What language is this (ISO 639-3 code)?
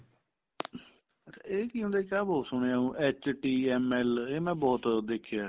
pan